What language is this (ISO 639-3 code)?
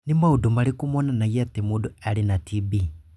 kik